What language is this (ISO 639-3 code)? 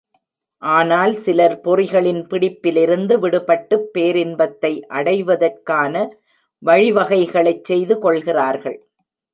tam